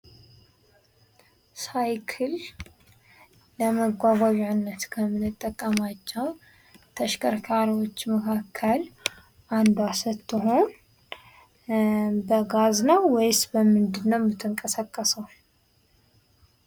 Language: Amharic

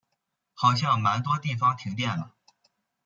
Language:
Chinese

